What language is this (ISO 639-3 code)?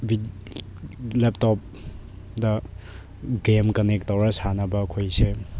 mni